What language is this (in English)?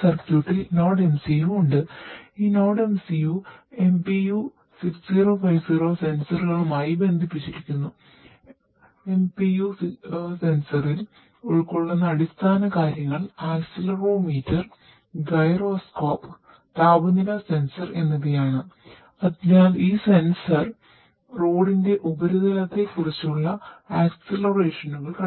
Malayalam